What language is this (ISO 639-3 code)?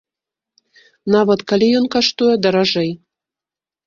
bel